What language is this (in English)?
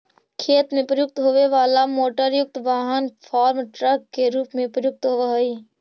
Magahi